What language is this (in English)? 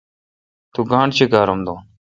Kalkoti